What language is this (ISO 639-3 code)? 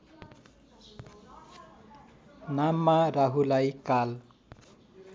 nep